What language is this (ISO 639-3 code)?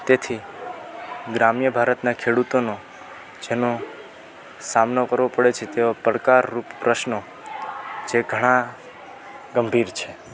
guj